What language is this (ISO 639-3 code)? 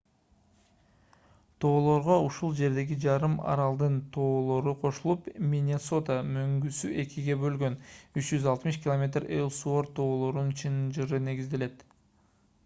kir